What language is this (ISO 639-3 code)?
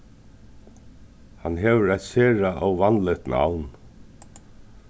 fao